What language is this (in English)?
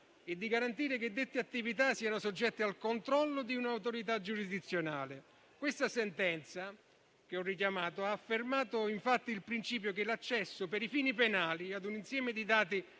Italian